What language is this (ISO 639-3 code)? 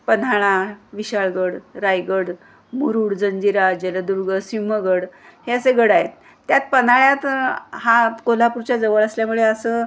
mar